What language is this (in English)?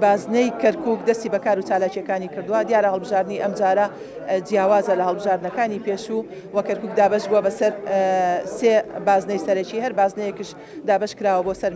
Polish